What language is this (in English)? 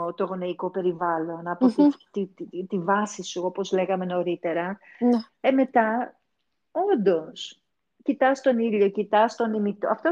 Greek